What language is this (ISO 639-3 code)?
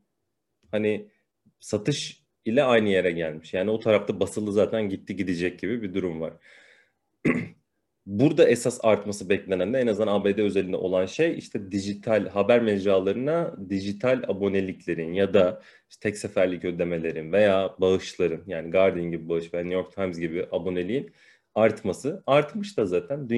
tur